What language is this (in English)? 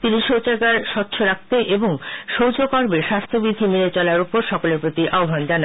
Bangla